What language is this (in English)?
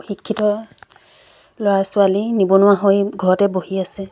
Assamese